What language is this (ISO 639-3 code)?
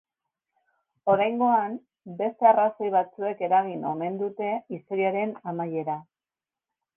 eus